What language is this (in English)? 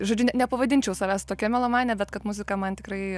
Lithuanian